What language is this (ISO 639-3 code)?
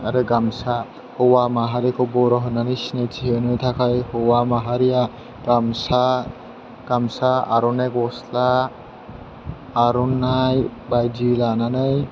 brx